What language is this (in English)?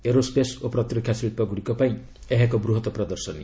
Odia